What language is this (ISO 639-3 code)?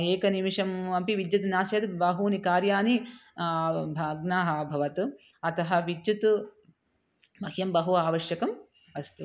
san